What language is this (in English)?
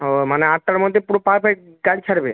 Bangla